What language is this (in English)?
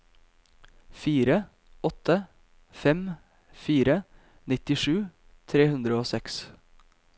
Norwegian